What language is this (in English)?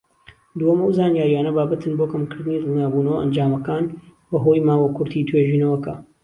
Central Kurdish